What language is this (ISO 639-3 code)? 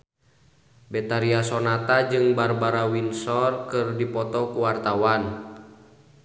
sun